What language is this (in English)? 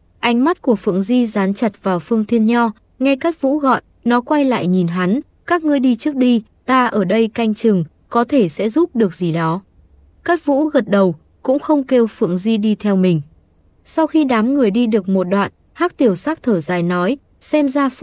Vietnamese